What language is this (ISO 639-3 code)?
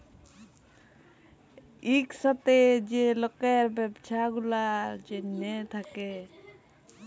ben